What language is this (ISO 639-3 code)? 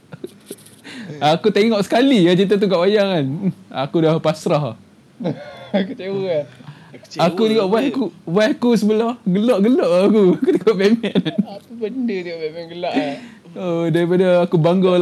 msa